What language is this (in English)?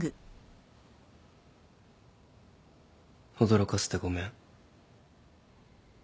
Japanese